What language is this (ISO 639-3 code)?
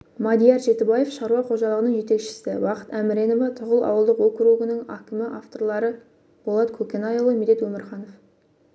kaz